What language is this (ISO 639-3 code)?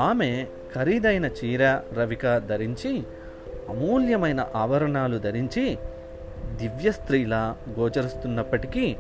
tel